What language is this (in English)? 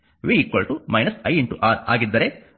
Kannada